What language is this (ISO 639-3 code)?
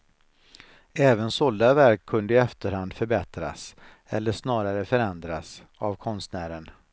swe